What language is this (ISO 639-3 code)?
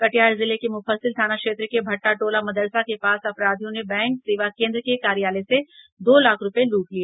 hin